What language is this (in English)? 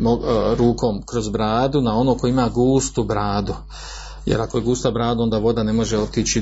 Croatian